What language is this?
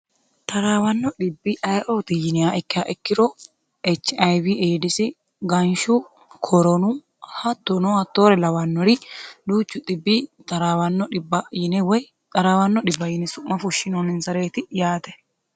Sidamo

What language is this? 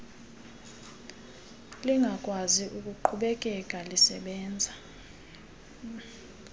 Xhosa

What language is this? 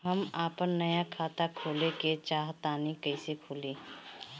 Bhojpuri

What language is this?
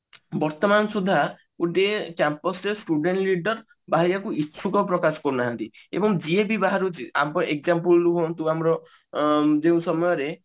Odia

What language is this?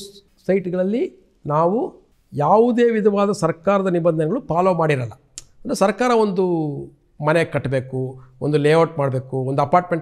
Kannada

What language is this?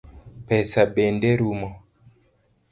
Luo (Kenya and Tanzania)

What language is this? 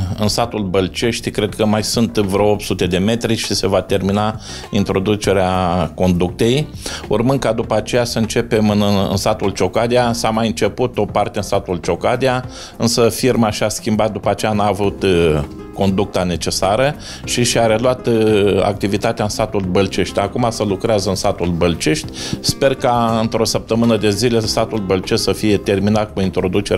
Romanian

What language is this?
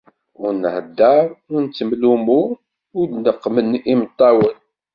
Kabyle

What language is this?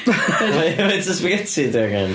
Welsh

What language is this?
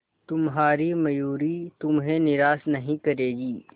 Hindi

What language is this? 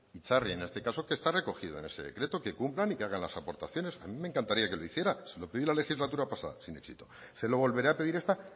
Spanish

